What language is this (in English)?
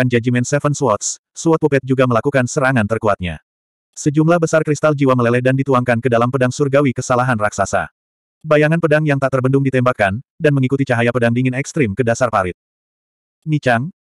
Indonesian